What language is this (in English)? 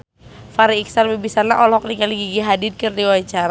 Sundanese